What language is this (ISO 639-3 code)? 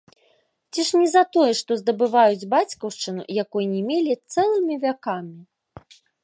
bel